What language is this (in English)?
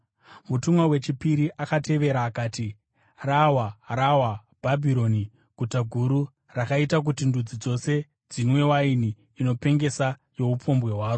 Shona